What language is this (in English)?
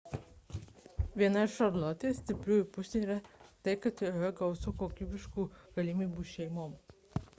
Lithuanian